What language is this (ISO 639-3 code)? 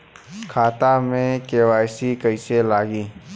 bho